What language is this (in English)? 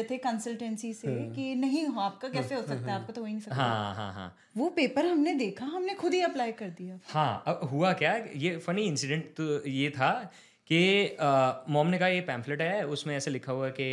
Hindi